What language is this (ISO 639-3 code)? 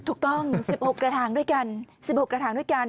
tha